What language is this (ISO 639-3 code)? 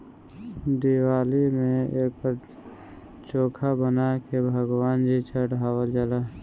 bho